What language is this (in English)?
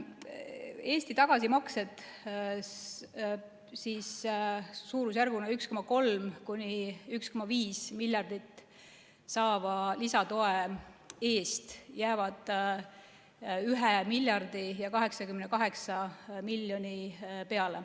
Estonian